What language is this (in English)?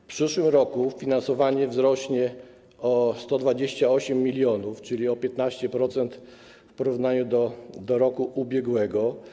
Polish